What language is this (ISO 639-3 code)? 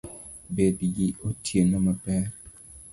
luo